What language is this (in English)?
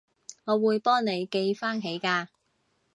Cantonese